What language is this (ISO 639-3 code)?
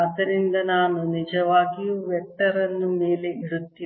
kan